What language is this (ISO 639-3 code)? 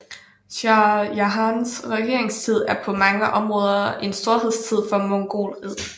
dan